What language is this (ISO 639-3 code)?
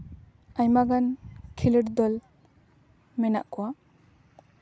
sat